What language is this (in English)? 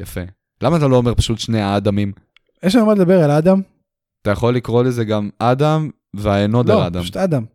Hebrew